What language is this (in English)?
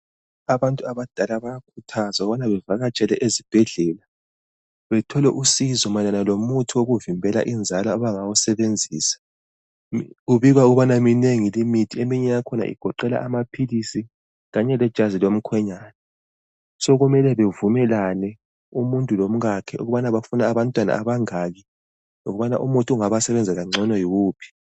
North Ndebele